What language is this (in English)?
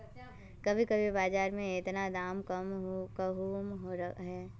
Magahi